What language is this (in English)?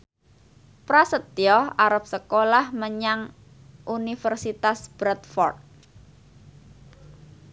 Javanese